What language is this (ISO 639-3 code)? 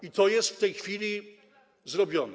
pol